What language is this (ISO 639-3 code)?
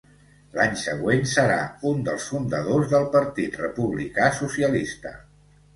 cat